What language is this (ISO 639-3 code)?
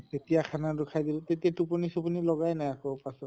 asm